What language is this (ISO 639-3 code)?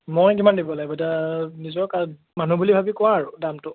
asm